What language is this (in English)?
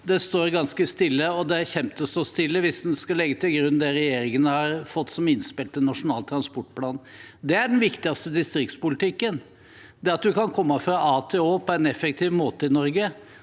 Norwegian